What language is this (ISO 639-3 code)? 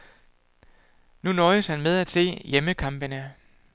dan